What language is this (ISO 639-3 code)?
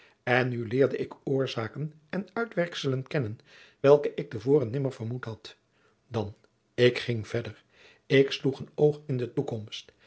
nld